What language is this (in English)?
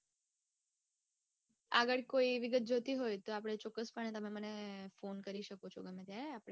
Gujarati